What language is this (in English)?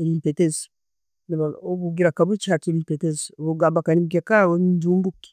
Tooro